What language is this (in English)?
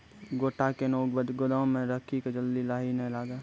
Maithili